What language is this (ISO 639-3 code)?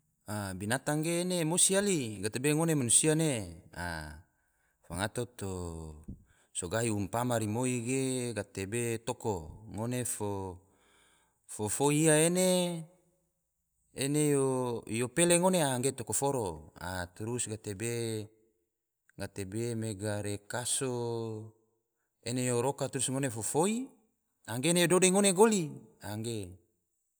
tvo